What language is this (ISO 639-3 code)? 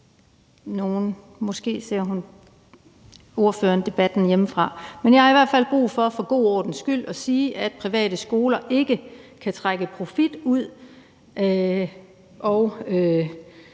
dan